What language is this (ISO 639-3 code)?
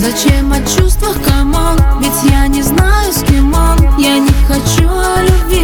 rus